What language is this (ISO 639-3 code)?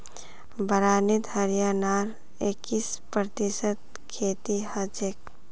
mag